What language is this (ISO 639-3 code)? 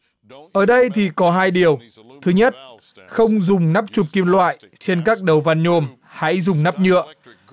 vie